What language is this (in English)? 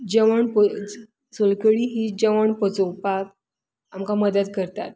Konkani